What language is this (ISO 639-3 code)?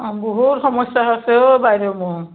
asm